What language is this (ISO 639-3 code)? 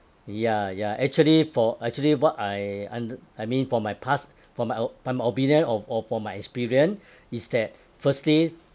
eng